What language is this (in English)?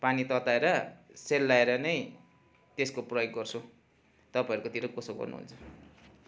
Nepali